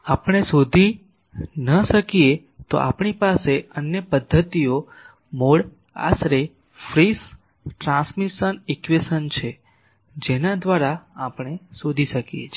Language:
Gujarati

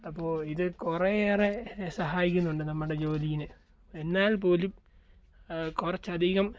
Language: Malayalam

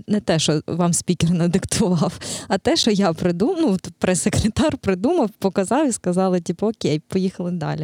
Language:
Ukrainian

